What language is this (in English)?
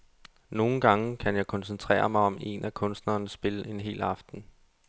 Danish